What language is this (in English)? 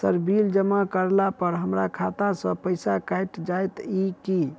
Maithili